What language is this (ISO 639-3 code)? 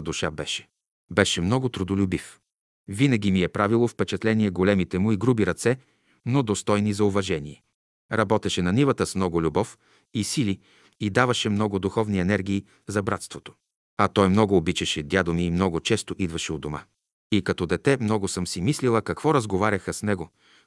bul